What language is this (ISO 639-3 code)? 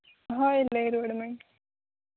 sat